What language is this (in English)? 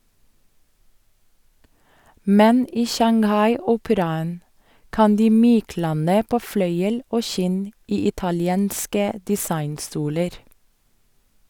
Norwegian